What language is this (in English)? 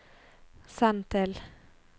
Norwegian